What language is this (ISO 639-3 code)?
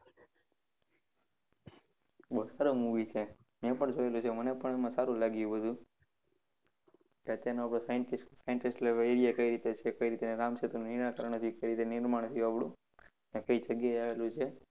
guj